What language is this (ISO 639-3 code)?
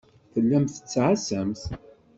kab